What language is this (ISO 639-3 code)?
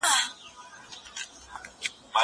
pus